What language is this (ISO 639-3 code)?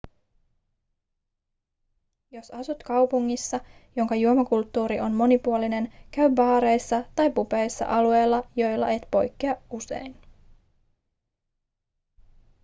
fin